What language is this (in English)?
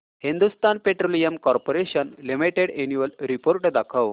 Marathi